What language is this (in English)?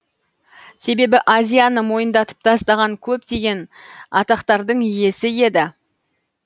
Kazakh